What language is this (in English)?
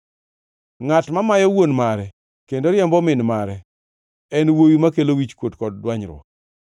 Luo (Kenya and Tanzania)